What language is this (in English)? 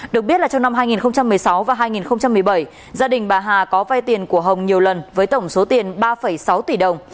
Vietnamese